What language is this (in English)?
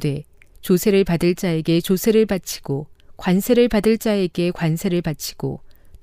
Korean